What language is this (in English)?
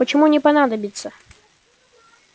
Russian